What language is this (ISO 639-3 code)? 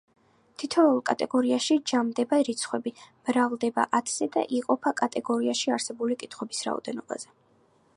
kat